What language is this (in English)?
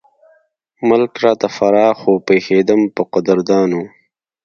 Pashto